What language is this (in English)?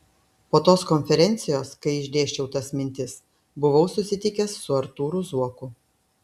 Lithuanian